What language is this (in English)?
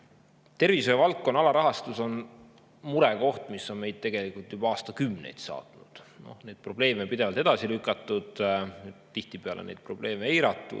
Estonian